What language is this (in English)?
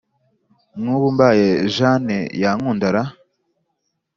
Kinyarwanda